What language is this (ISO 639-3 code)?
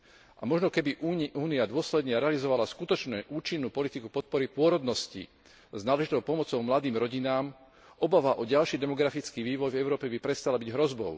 slk